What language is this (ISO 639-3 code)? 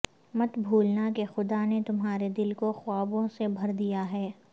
urd